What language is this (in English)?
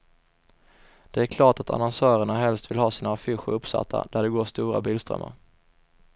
Swedish